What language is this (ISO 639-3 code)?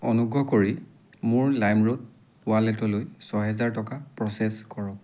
asm